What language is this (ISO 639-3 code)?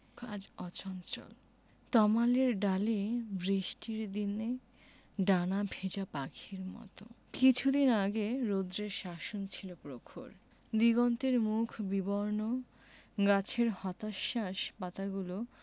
ben